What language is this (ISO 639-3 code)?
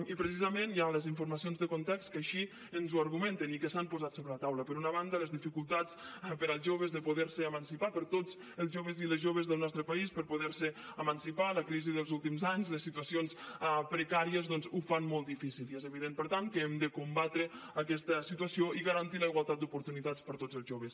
cat